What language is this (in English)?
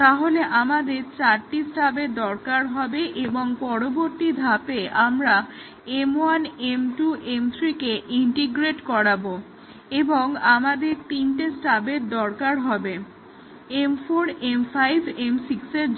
Bangla